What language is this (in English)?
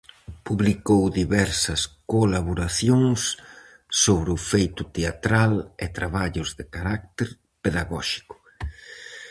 Galician